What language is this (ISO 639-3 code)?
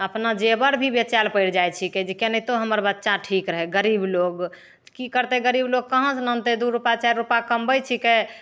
mai